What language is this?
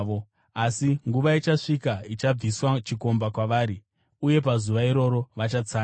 Shona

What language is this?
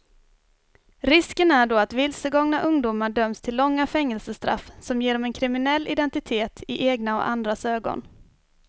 Swedish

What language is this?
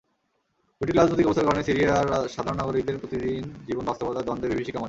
Bangla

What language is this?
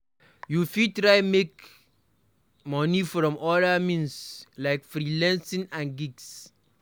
Nigerian Pidgin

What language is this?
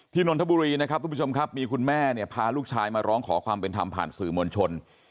Thai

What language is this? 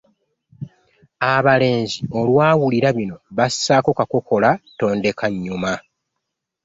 Ganda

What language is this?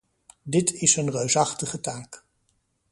Dutch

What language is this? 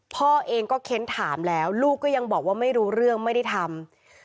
Thai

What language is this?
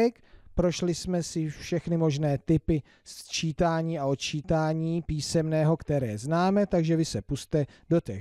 Czech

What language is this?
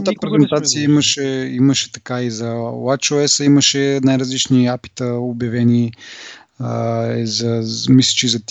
Bulgarian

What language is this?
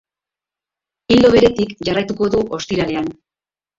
Basque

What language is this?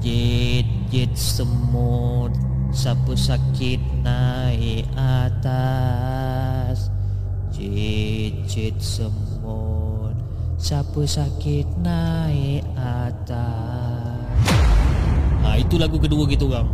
Malay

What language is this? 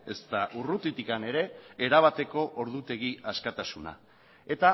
Basque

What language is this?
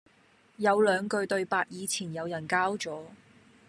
Cantonese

